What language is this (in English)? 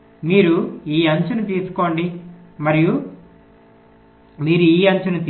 Telugu